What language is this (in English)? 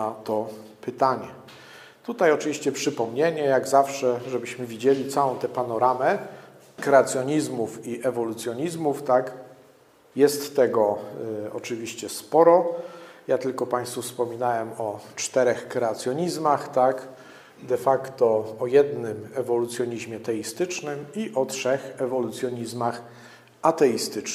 Polish